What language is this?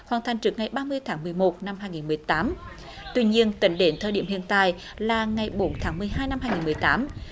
Vietnamese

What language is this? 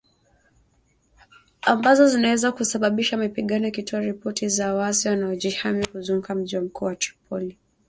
Swahili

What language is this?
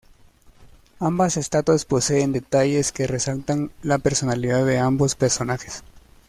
Spanish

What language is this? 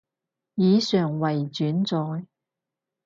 Cantonese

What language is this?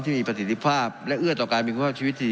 Thai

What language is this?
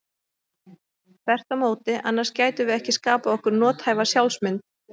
Icelandic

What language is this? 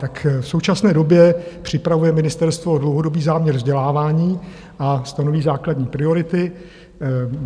Czech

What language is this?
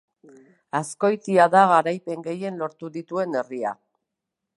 Basque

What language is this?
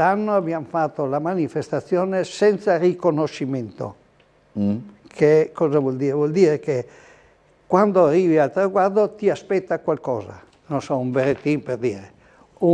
Italian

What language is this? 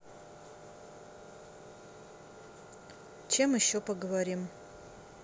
Russian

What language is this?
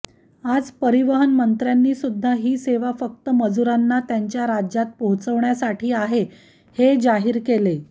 Marathi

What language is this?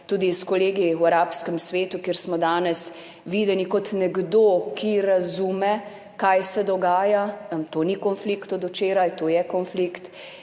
Slovenian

